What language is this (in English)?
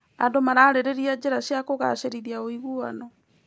Kikuyu